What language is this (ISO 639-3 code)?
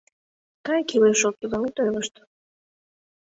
chm